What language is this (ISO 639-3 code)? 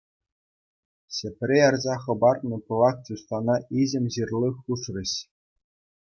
chv